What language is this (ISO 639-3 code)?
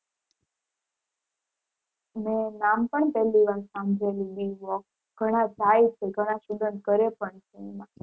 guj